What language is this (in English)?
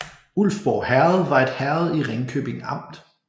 Danish